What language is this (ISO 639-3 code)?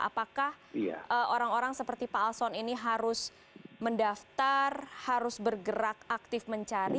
ind